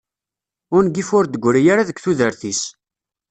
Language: Kabyle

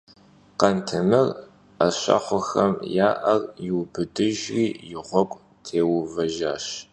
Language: Kabardian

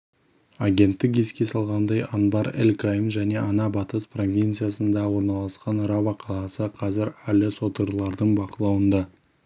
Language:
Kazakh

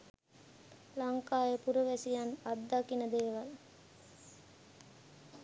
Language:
Sinhala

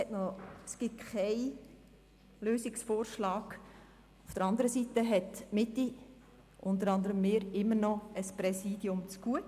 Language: Swiss German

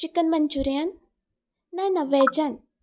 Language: Konkani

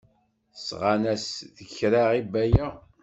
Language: Kabyle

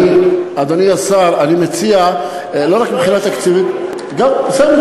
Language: Hebrew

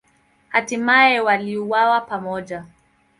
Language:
Swahili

